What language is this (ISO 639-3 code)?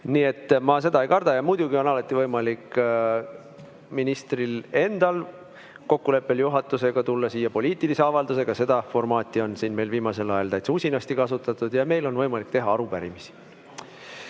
est